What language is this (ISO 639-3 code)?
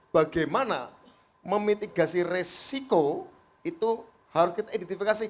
ind